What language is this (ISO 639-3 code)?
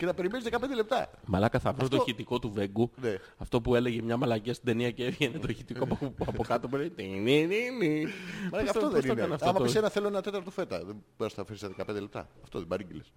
ell